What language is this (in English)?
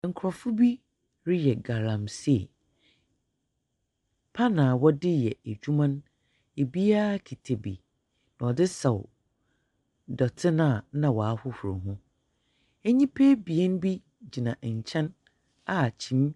Akan